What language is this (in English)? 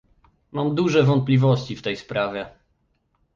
Polish